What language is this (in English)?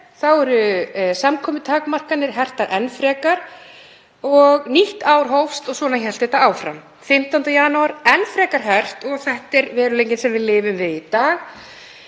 Icelandic